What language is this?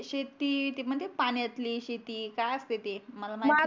Marathi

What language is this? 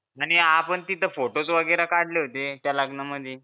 Marathi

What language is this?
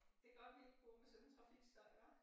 Danish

